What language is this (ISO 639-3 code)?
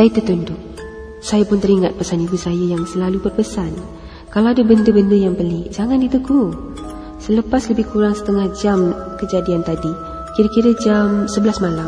msa